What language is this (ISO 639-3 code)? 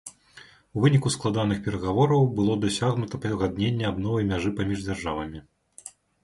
bel